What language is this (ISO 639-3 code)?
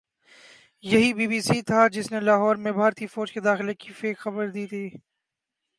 urd